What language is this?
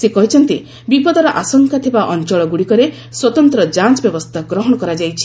Odia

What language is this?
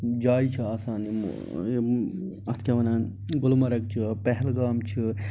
Kashmiri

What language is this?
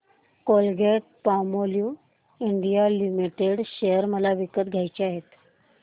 Marathi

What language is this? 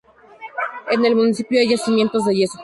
Spanish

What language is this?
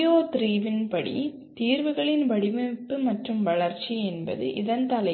Tamil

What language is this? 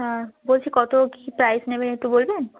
Bangla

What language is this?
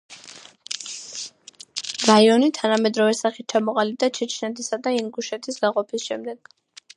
Georgian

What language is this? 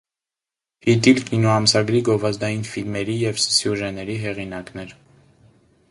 Armenian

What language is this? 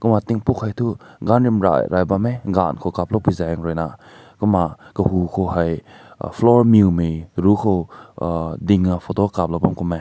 Rongmei Naga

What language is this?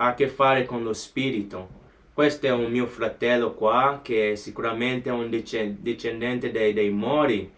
Italian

